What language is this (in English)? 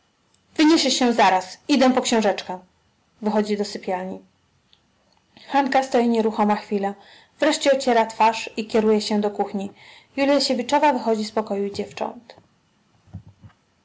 Polish